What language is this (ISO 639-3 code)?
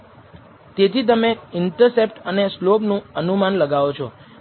guj